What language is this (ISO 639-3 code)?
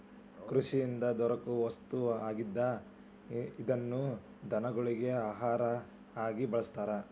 kan